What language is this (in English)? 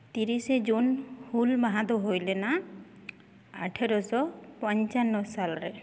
Santali